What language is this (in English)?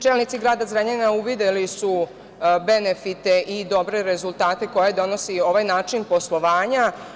Serbian